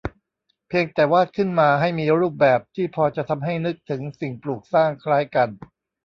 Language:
Thai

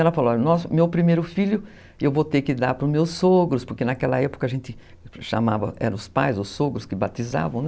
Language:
Portuguese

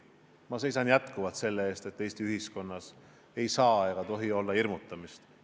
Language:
Estonian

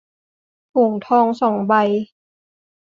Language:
Thai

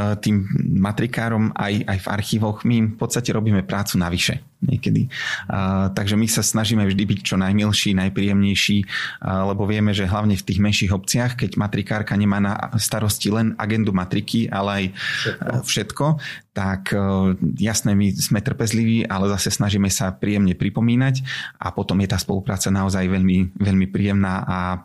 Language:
Slovak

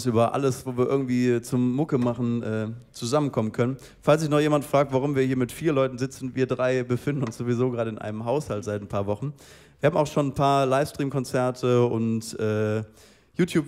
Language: German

